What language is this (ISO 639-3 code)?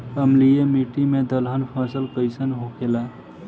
bho